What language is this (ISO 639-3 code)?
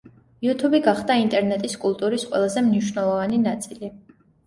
kat